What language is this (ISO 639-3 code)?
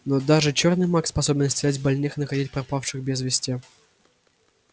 rus